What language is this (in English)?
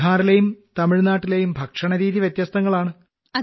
Malayalam